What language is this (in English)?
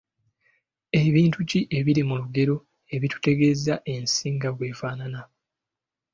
Ganda